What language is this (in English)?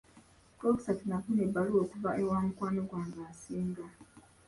Ganda